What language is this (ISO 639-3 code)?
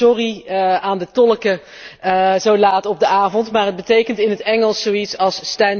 nld